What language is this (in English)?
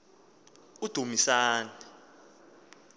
Xhosa